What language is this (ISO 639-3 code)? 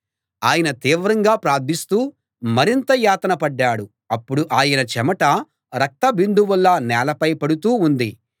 tel